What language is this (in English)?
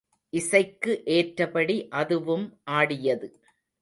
Tamil